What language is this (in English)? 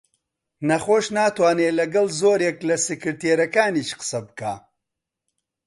Central Kurdish